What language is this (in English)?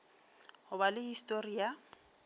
Northern Sotho